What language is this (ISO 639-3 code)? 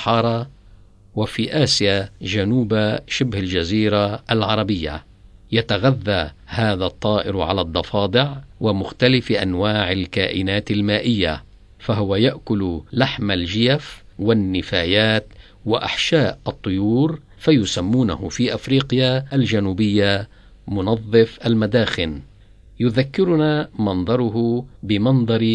ara